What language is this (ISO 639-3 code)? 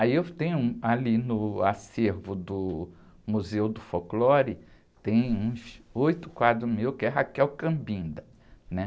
por